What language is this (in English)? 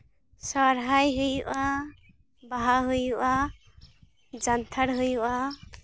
Santali